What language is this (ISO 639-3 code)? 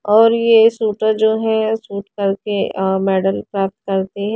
hin